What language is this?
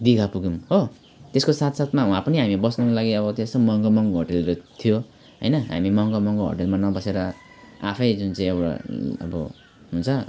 Nepali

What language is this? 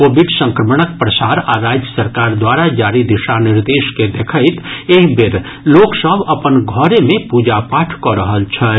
Maithili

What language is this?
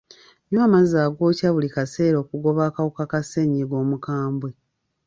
Ganda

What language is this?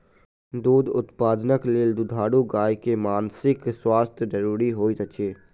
Maithili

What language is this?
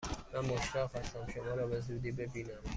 Persian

